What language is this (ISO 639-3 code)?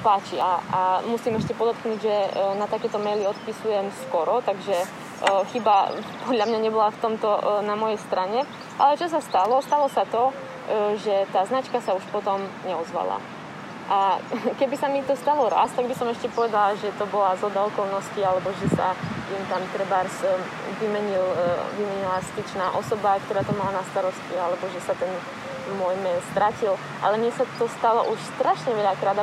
slk